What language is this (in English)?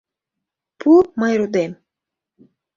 Mari